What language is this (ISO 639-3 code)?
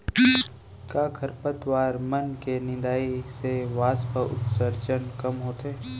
hne